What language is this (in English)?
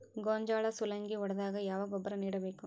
Kannada